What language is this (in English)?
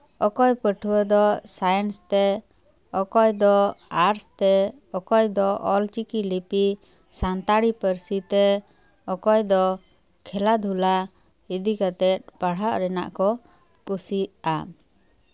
Santali